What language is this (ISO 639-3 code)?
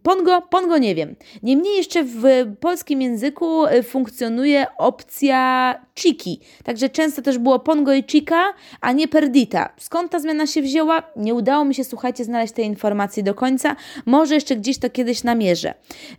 pol